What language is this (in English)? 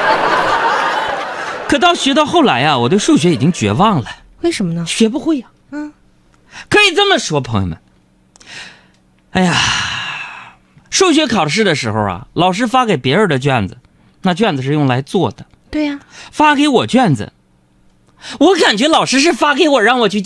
Chinese